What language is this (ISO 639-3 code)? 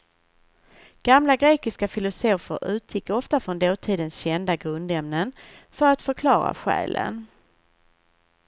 swe